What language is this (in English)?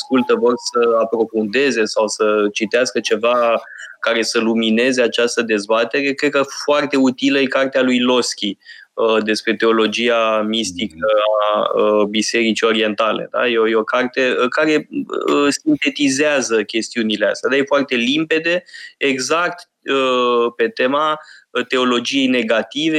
Romanian